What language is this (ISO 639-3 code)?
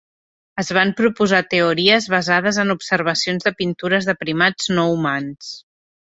cat